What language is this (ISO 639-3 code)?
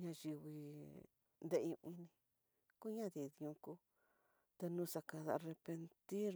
mtx